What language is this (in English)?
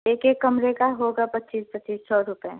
Hindi